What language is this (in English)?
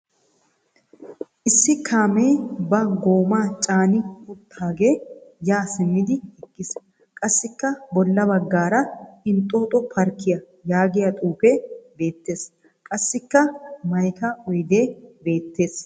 Wolaytta